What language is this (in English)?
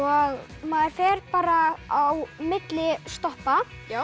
Icelandic